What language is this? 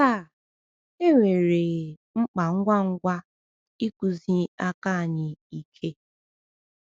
Igbo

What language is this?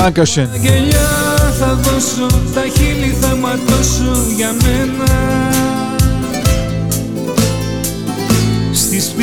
Greek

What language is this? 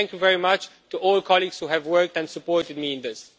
English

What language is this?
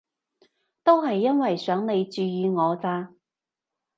Cantonese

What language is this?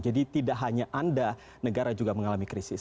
Indonesian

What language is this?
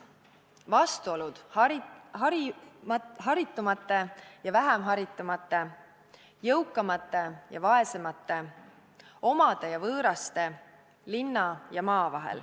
Estonian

